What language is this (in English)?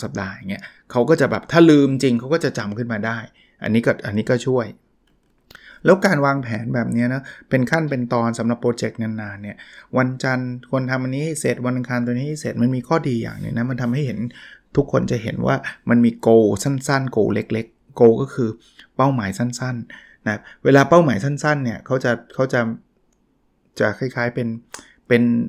Thai